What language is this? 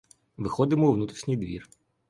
Ukrainian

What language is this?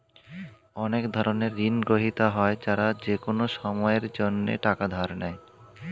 Bangla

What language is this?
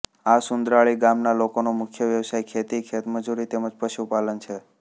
Gujarati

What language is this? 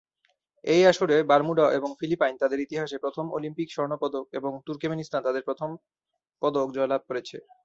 Bangla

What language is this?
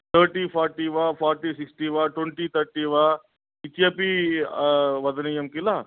Sanskrit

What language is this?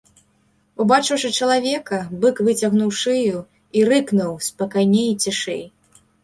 Belarusian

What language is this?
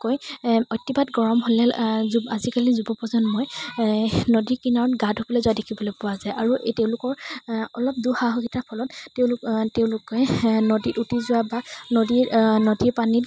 Assamese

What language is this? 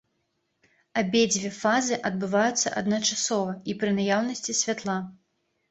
Belarusian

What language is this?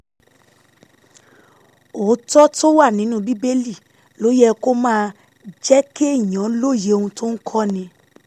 Yoruba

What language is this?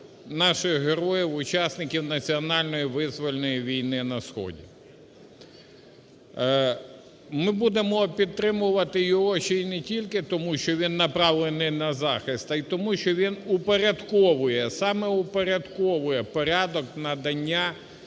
Ukrainian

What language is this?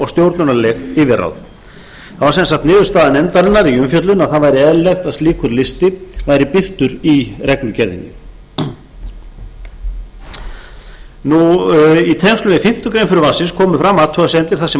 Icelandic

